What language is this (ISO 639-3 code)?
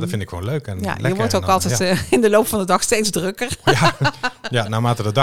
nld